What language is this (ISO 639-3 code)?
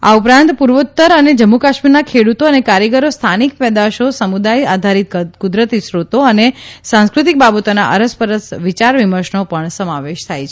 guj